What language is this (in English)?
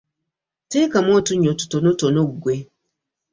Ganda